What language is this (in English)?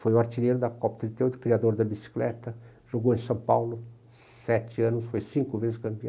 Portuguese